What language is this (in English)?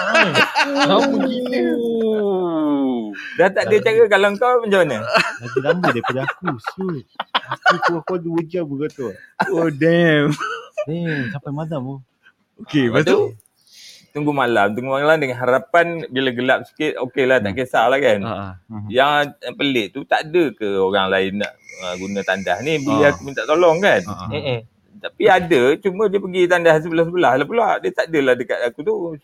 Malay